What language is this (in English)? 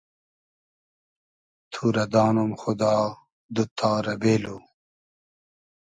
Hazaragi